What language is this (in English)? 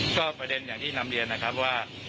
Thai